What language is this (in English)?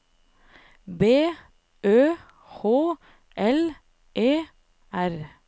Norwegian